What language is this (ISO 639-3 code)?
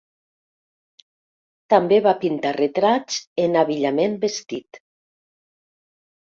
cat